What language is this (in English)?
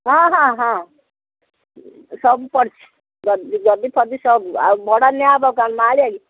Odia